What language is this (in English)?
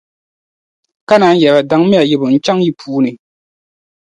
Dagbani